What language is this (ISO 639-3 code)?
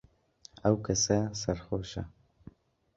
ckb